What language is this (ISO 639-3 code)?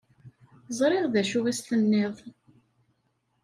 kab